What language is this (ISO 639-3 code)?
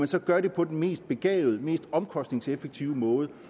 dan